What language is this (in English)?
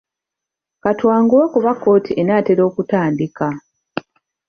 Ganda